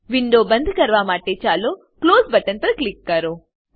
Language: Gujarati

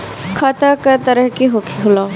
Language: Bhojpuri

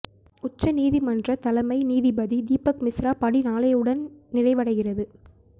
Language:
Tamil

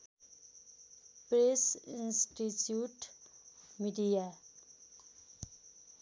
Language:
Nepali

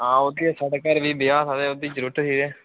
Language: Dogri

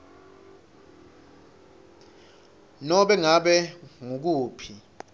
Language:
Swati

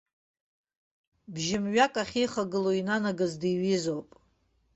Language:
Abkhazian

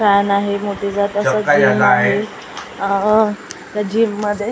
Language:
Marathi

